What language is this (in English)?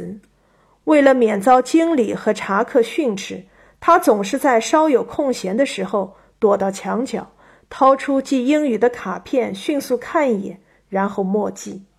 Chinese